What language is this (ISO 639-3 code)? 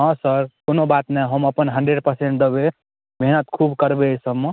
mai